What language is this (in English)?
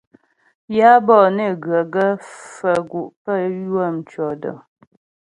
Ghomala